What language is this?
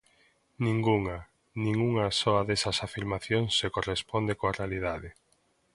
Galician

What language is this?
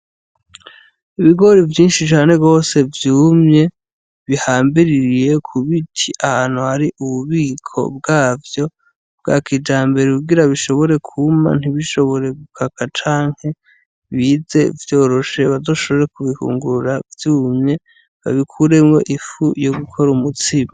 Rundi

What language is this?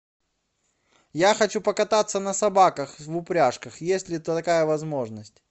Russian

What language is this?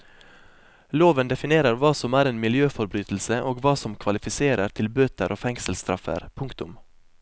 Norwegian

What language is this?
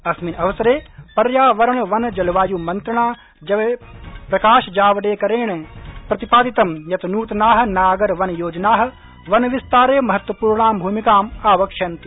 Sanskrit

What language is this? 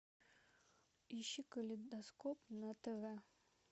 Russian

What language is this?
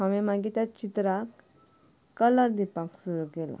Konkani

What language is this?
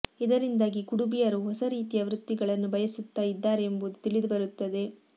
Kannada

